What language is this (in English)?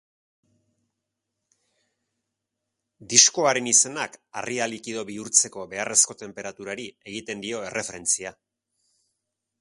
Basque